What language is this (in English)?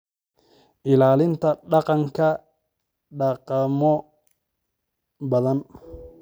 Somali